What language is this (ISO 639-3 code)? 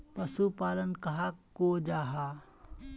mag